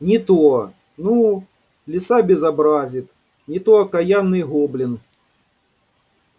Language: Russian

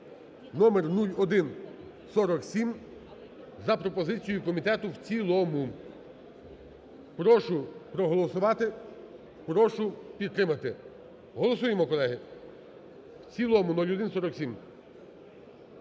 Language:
Ukrainian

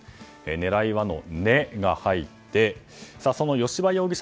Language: Japanese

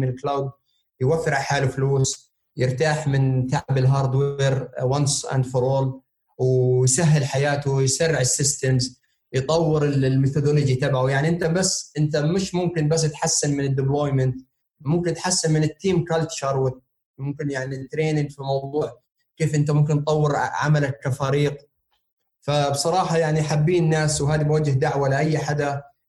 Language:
Arabic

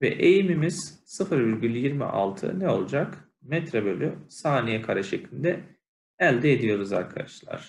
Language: Turkish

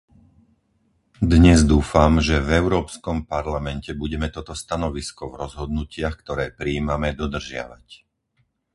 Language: Slovak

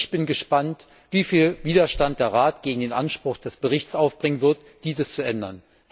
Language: German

